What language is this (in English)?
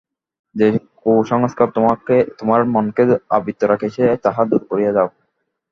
Bangla